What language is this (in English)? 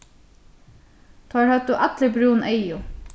Faroese